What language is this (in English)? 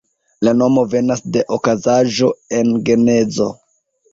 Esperanto